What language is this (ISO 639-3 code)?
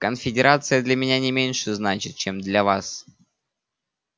rus